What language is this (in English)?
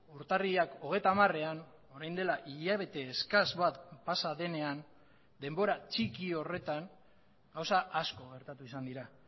Basque